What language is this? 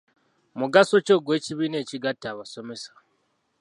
Ganda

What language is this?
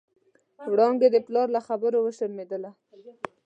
Pashto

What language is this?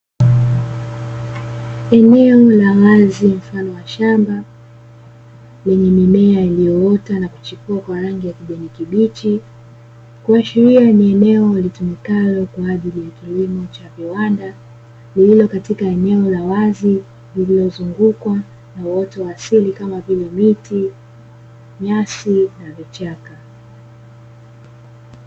Swahili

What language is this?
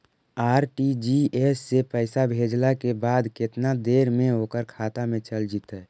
Magahi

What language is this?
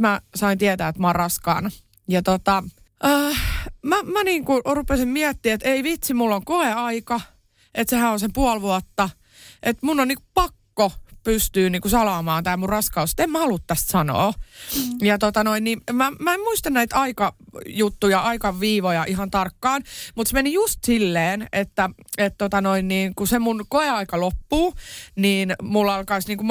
Finnish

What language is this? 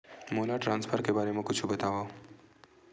Chhattisgarhi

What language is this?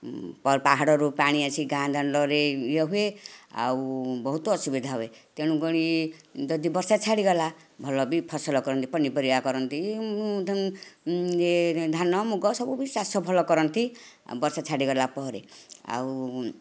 Odia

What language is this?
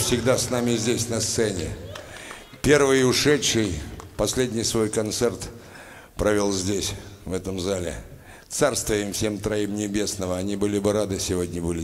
Russian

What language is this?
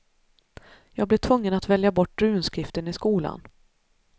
Swedish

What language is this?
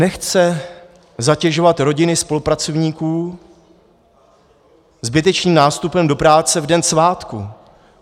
Czech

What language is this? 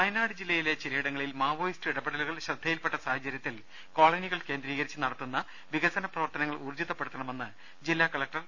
Malayalam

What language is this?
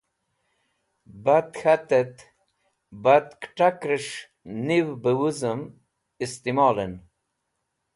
Wakhi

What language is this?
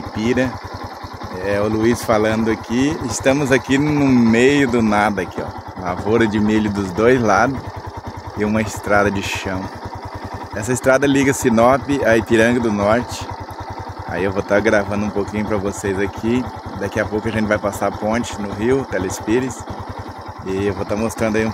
Portuguese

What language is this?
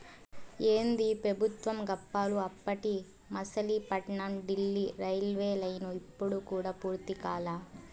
Telugu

